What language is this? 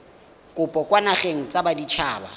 Tswana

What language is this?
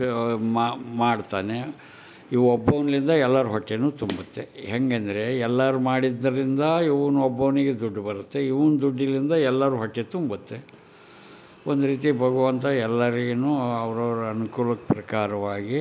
Kannada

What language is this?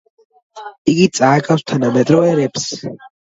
Georgian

